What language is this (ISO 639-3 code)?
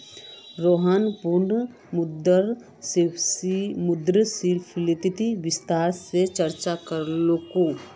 mag